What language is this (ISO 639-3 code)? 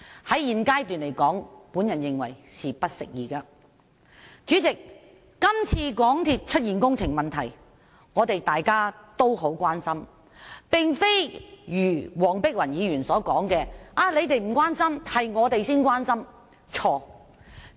yue